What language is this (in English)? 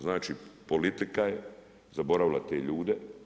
Croatian